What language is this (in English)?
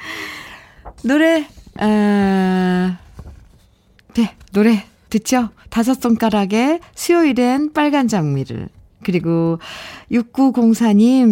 Korean